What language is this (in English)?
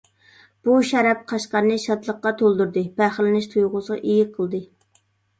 Uyghur